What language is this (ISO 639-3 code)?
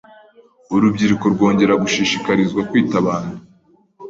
kin